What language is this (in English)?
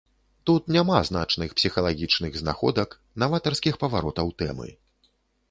Belarusian